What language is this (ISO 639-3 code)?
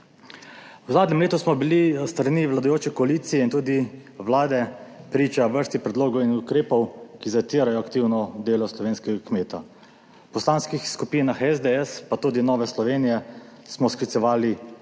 slv